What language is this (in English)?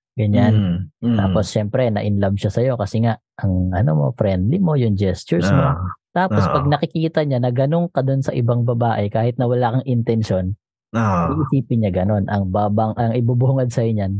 Filipino